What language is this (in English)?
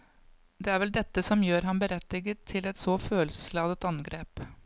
Norwegian